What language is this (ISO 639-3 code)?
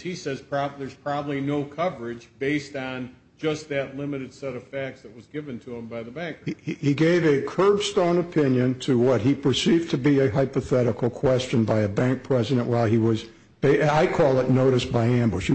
eng